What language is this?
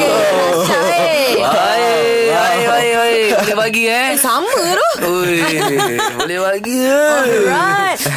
Malay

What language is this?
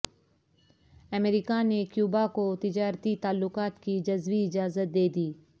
Urdu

